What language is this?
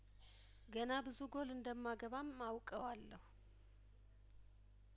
Amharic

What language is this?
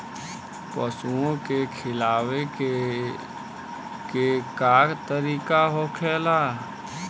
Bhojpuri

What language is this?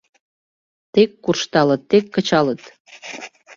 Mari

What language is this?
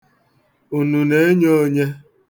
Igbo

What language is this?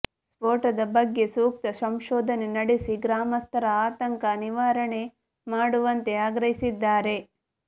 Kannada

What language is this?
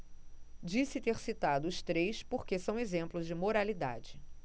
Portuguese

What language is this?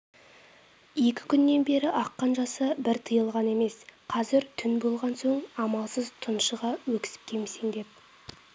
Kazakh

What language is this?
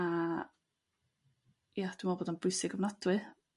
Welsh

